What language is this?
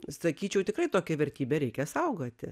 Lithuanian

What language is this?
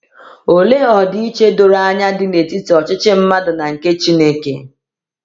Igbo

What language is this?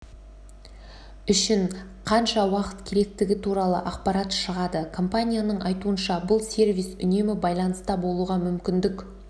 Kazakh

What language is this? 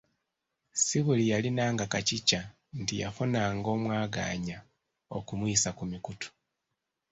Ganda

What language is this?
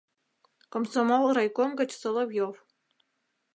Mari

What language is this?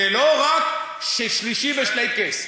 Hebrew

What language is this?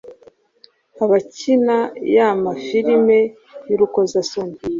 Kinyarwanda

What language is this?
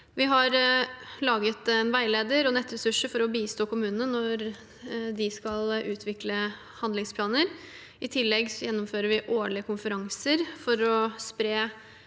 Norwegian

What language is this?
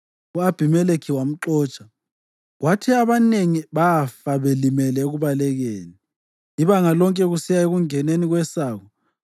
North Ndebele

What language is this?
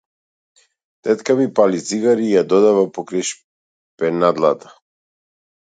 Macedonian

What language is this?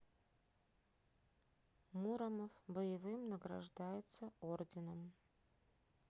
Russian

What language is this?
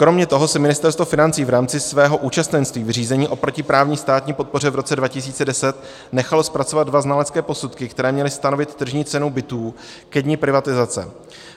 Czech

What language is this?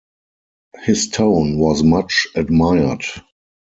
English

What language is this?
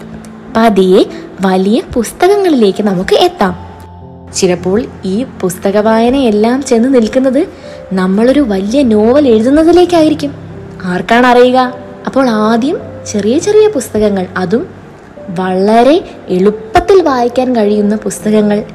Malayalam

